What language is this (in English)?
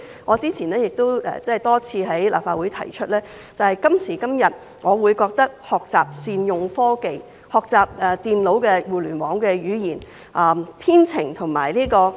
Cantonese